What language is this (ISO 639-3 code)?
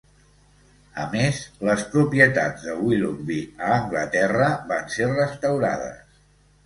cat